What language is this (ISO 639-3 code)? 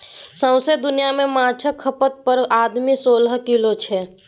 mai